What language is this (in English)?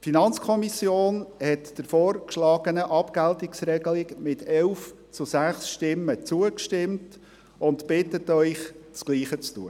Swiss German